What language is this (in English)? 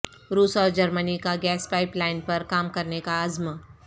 Urdu